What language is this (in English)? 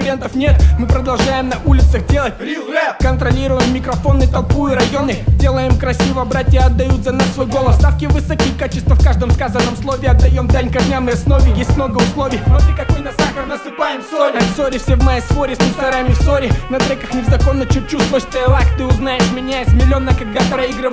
Russian